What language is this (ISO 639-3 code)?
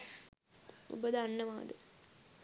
sin